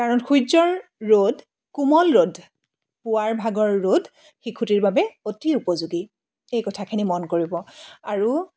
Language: Assamese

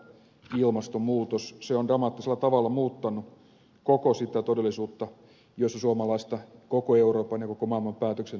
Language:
Finnish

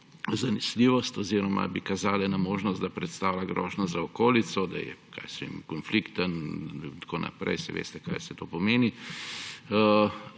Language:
Slovenian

